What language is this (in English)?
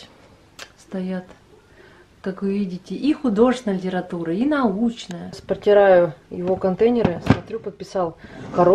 Russian